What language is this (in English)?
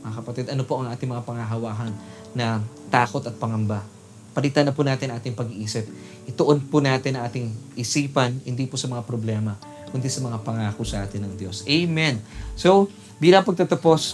Filipino